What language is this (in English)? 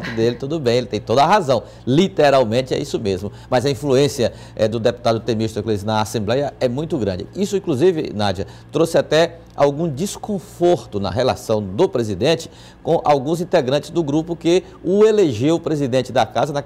Portuguese